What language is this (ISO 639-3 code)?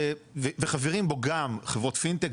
heb